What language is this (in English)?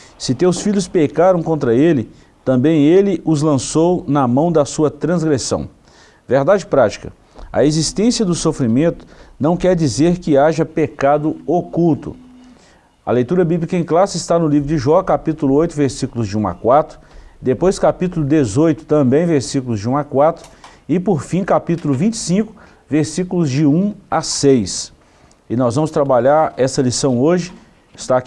Portuguese